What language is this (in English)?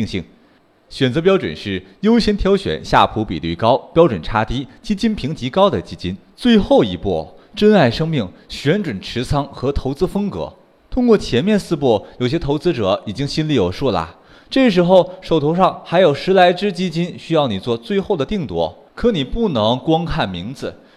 Chinese